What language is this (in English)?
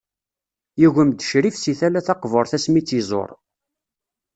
Kabyle